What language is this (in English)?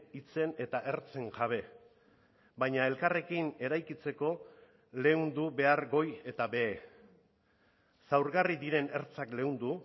Basque